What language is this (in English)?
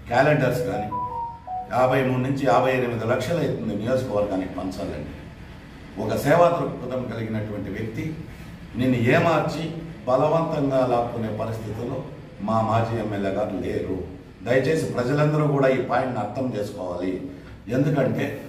Telugu